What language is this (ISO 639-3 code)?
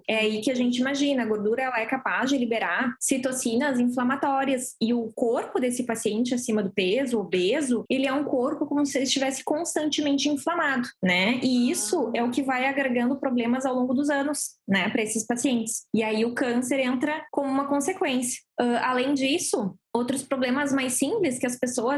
por